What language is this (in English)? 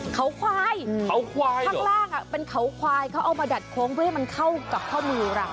Thai